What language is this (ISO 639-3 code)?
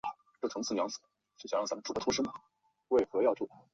zho